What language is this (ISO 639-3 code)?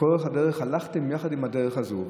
heb